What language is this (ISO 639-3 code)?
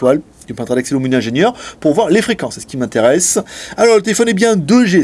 fra